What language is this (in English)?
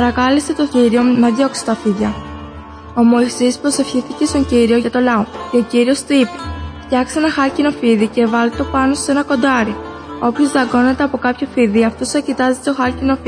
Greek